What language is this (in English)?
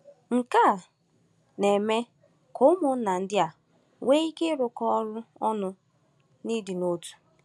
Igbo